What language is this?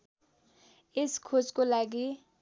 Nepali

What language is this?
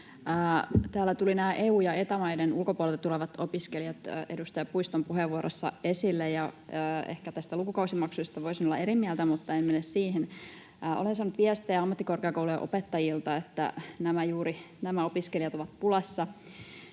Finnish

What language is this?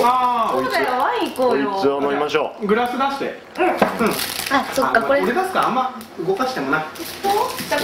Japanese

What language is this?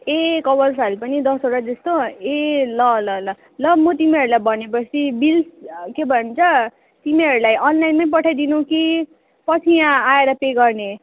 Nepali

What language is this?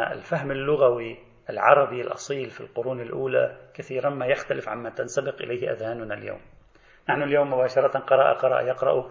Arabic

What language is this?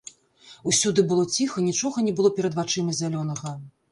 Belarusian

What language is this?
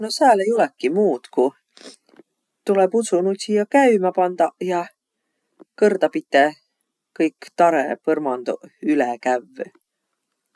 Võro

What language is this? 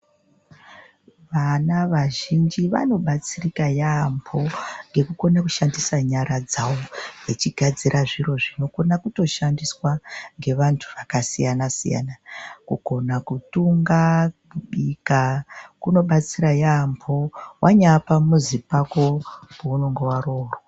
Ndau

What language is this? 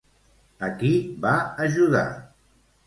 Catalan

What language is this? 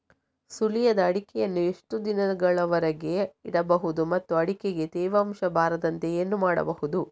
Kannada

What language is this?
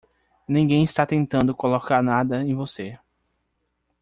Portuguese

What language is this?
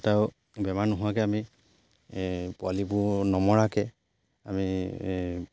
Assamese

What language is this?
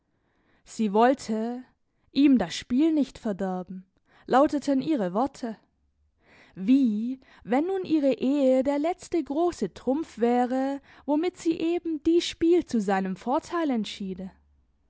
German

